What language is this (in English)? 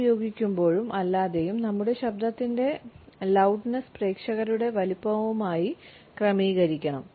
Malayalam